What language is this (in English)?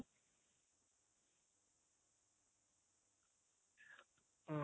Odia